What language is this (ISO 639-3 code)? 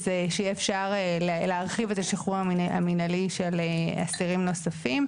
heb